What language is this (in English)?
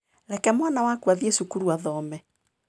Kikuyu